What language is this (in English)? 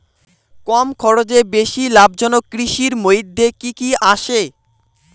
Bangla